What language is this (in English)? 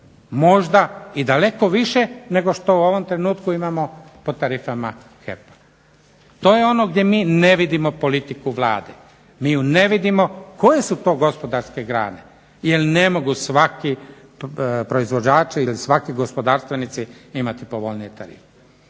Croatian